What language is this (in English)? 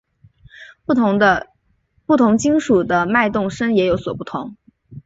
Chinese